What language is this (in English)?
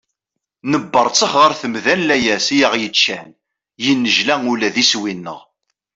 Kabyle